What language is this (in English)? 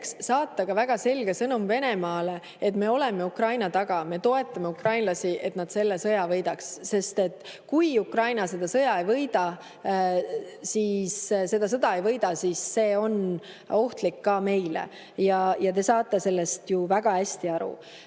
Estonian